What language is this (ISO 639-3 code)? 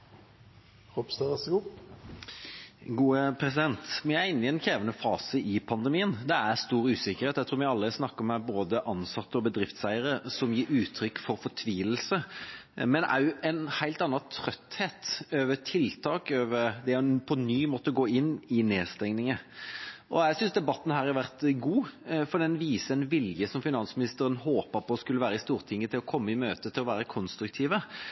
nor